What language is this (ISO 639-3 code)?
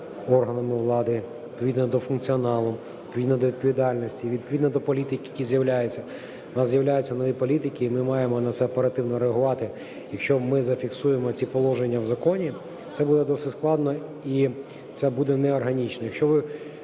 ukr